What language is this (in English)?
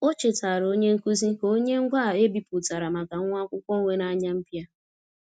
Igbo